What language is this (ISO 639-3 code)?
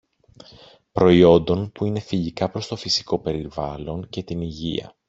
ell